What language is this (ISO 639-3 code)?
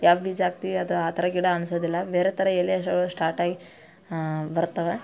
kan